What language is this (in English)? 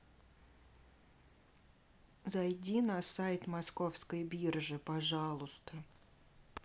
Russian